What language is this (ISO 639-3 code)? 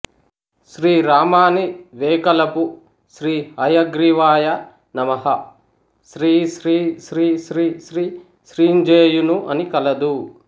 tel